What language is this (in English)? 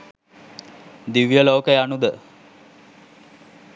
Sinhala